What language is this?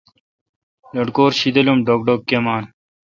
Kalkoti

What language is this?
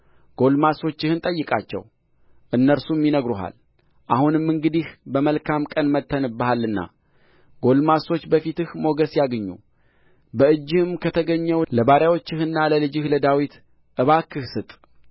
Amharic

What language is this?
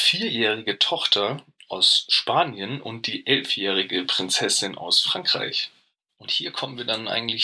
German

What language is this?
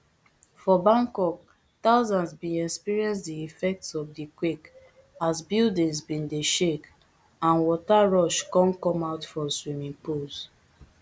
Nigerian Pidgin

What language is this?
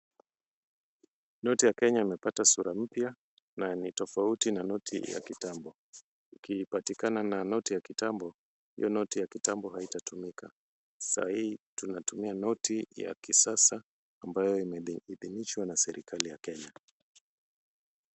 Swahili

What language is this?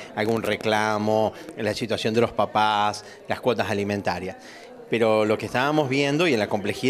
Spanish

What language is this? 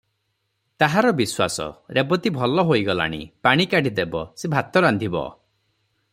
Odia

